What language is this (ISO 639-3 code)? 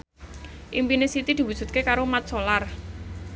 jav